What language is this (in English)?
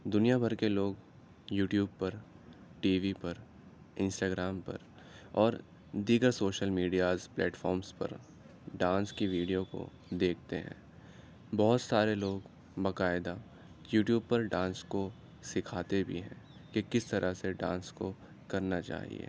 Urdu